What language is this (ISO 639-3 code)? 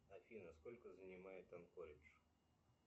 rus